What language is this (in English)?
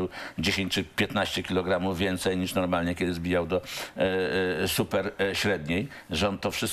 Polish